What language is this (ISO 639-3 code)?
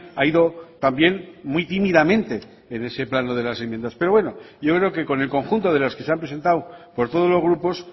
spa